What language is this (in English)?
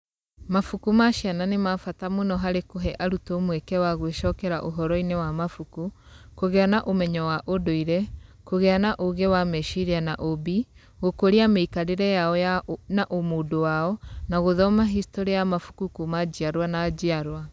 Kikuyu